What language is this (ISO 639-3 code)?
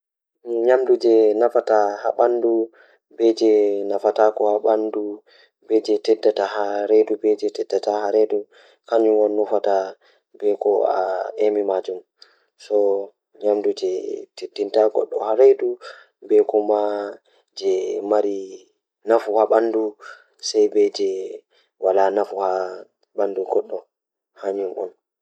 ful